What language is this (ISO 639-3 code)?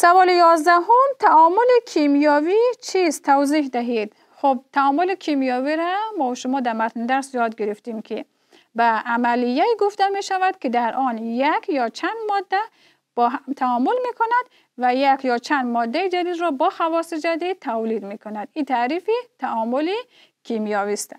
fas